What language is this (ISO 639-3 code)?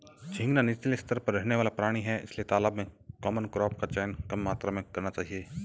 hin